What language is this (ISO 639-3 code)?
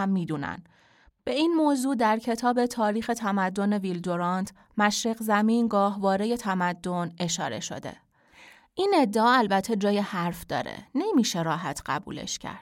fas